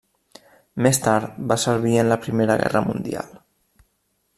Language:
Catalan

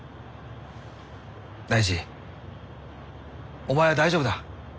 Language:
Japanese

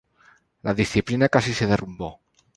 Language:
Spanish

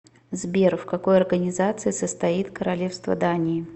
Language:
Russian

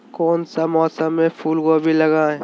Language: Magahi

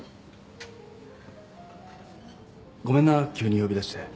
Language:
Japanese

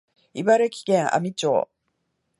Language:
Japanese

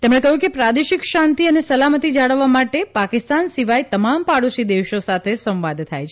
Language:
Gujarati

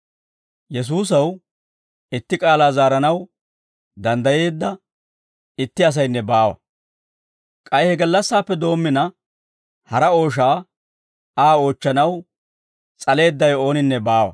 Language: Dawro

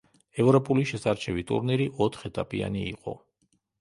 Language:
Georgian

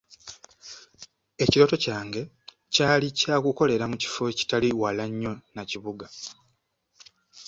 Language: Ganda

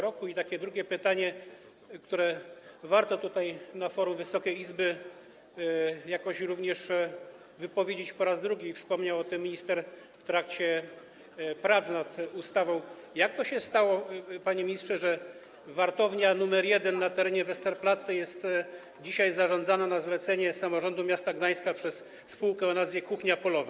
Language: Polish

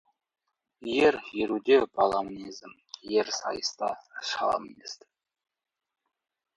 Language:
Kazakh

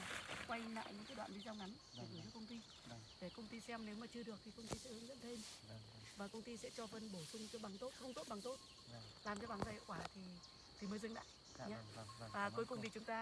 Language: Vietnamese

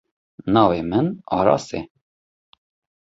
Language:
Kurdish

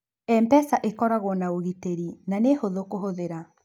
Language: Kikuyu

